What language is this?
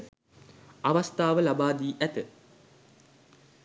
Sinhala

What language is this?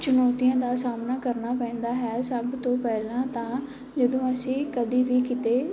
Punjabi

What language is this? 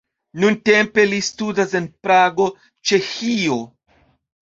Esperanto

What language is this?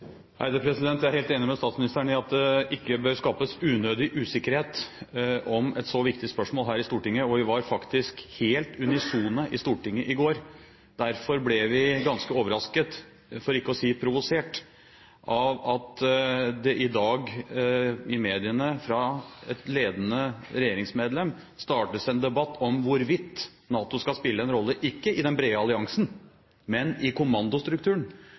Norwegian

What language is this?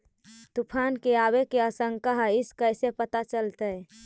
Magahi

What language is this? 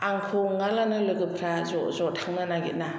Bodo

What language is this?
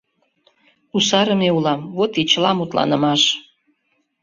Mari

